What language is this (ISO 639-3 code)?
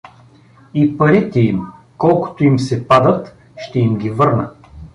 bul